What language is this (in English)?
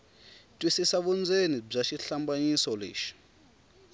Tsonga